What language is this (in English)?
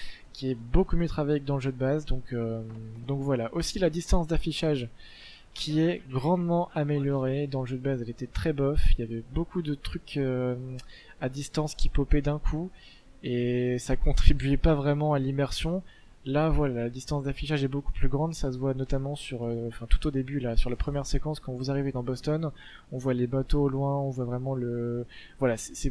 French